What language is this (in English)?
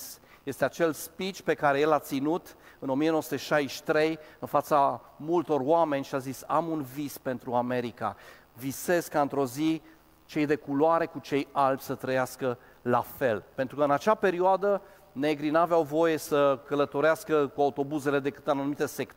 Romanian